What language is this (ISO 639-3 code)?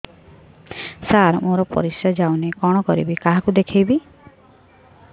ori